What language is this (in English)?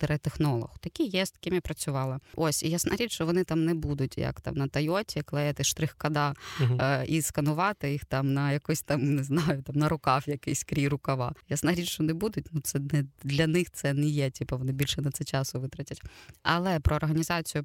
Ukrainian